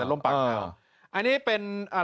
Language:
Thai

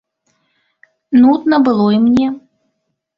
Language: Belarusian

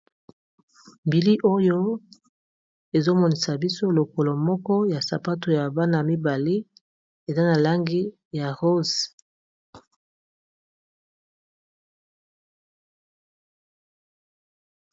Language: Lingala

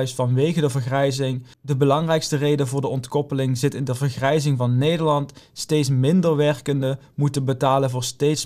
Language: Dutch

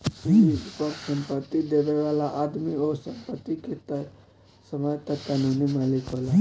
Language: Bhojpuri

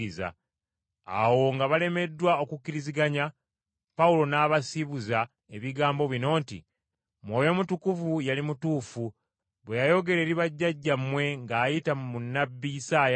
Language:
Ganda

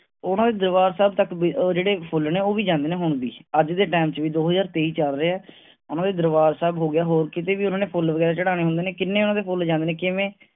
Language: Punjabi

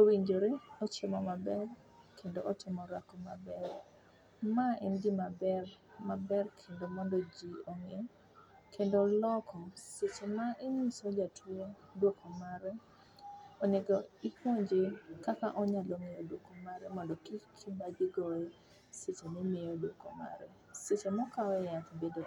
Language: Luo (Kenya and Tanzania)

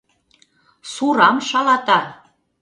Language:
Mari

